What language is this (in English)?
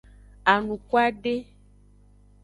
Aja (Benin)